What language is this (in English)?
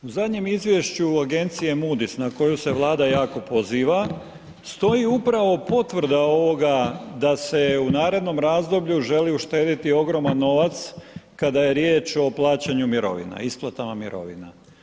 Croatian